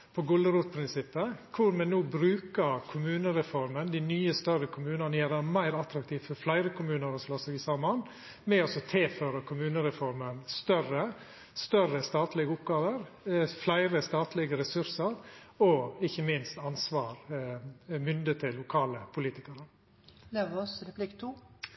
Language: Norwegian Nynorsk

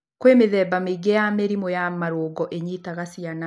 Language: Kikuyu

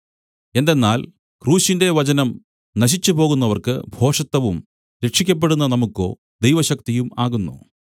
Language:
Malayalam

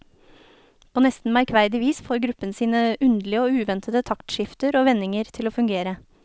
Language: Norwegian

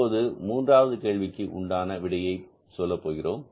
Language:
Tamil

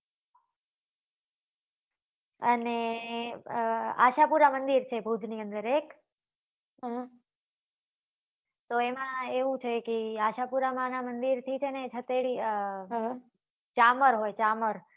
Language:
Gujarati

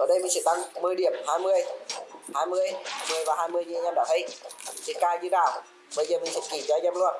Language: Vietnamese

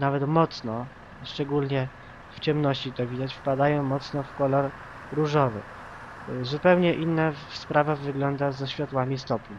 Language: Polish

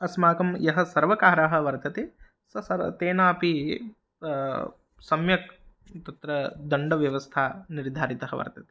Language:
Sanskrit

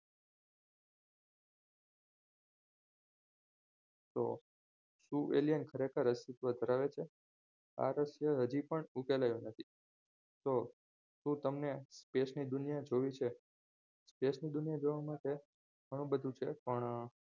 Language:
Gujarati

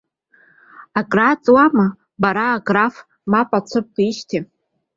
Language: Abkhazian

